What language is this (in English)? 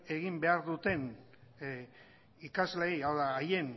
Basque